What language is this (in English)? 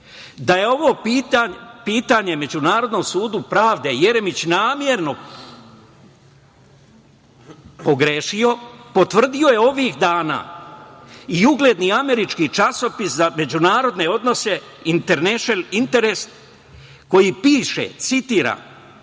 Serbian